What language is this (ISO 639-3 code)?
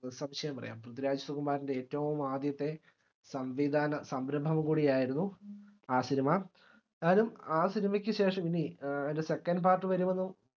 mal